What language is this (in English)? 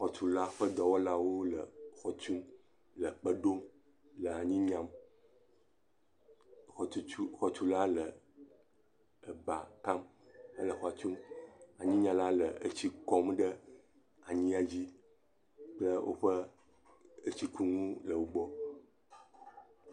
Ewe